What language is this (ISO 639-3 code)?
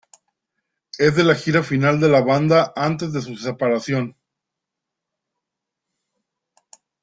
spa